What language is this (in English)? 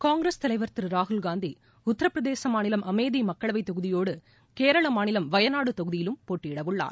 Tamil